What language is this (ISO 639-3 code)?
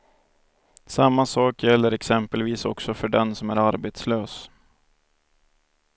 swe